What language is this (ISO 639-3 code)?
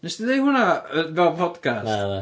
cym